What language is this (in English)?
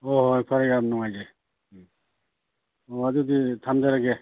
Manipuri